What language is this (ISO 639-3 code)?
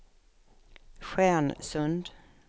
swe